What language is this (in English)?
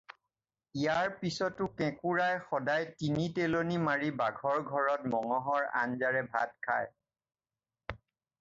Assamese